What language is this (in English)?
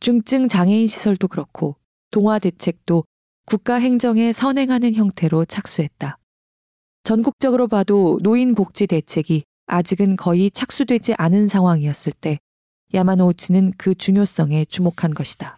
Korean